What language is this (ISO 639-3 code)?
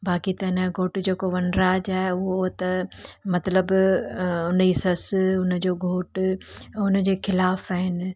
snd